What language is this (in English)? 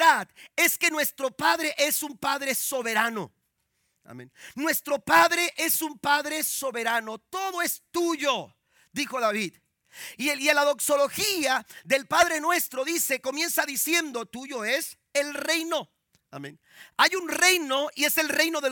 Spanish